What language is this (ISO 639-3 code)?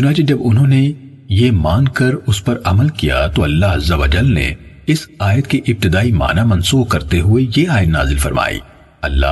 urd